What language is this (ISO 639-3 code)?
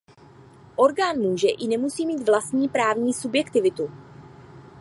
ces